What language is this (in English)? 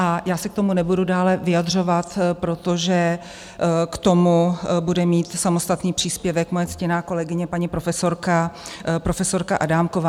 Czech